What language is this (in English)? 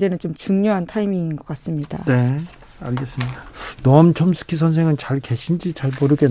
Korean